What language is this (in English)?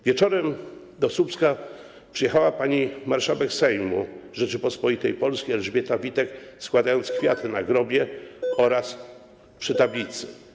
Polish